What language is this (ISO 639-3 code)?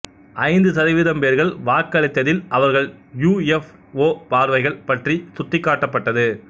tam